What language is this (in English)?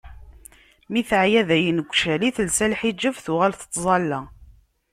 Kabyle